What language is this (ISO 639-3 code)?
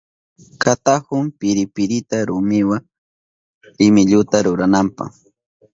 qup